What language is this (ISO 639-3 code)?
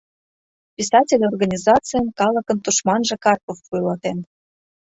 chm